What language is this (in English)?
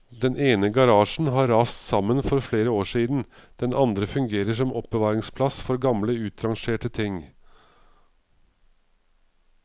Norwegian